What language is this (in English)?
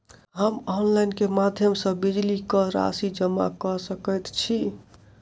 Maithili